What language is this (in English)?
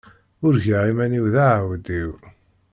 Kabyle